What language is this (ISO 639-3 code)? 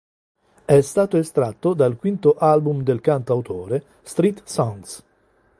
ita